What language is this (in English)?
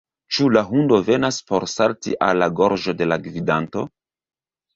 Esperanto